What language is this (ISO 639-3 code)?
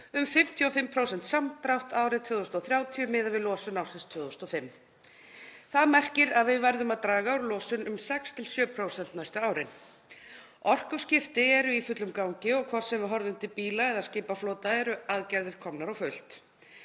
isl